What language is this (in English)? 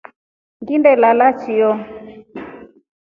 Rombo